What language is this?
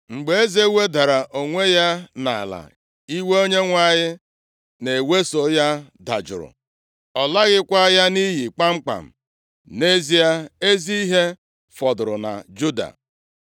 Igbo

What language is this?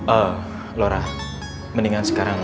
Indonesian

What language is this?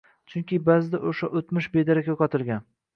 Uzbek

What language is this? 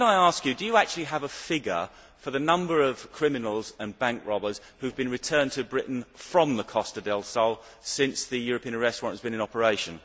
English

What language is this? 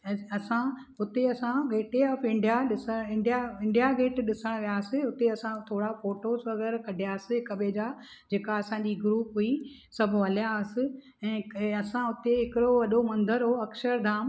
Sindhi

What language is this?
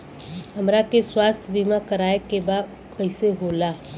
Bhojpuri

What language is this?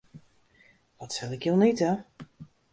Western Frisian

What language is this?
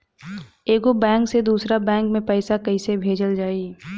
Bhojpuri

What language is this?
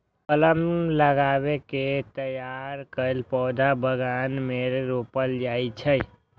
Maithili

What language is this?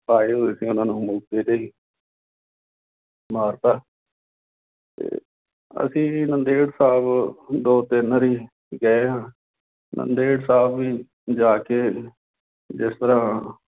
Punjabi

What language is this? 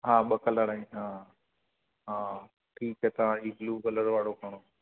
Sindhi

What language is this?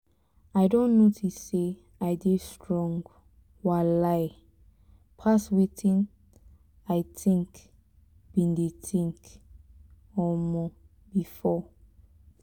Nigerian Pidgin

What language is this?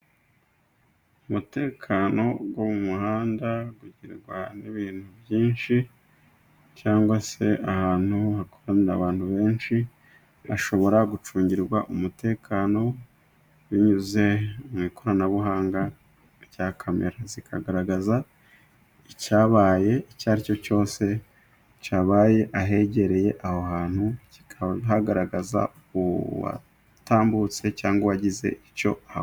Kinyarwanda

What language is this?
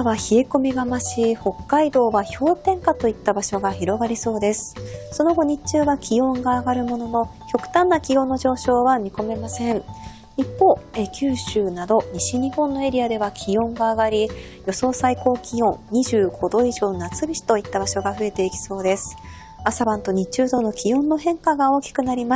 Japanese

